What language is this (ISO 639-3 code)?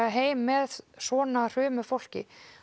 isl